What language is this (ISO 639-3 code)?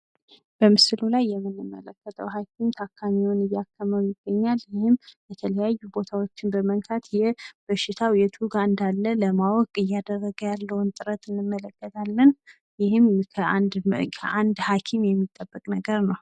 amh